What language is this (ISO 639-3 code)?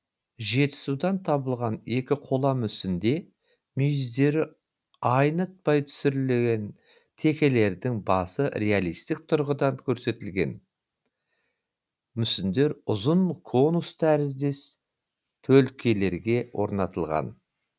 kaz